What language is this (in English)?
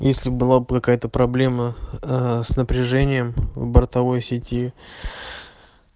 Russian